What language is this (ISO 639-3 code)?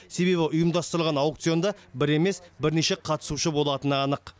kaz